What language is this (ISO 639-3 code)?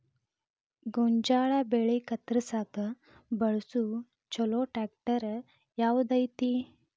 kan